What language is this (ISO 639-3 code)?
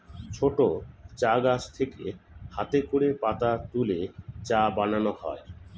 ben